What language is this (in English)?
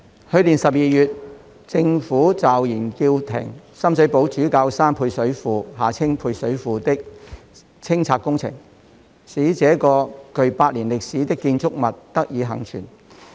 Cantonese